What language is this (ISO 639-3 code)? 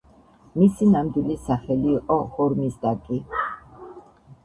kat